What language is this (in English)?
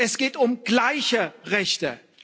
German